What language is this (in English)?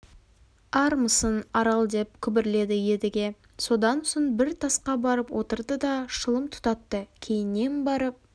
Kazakh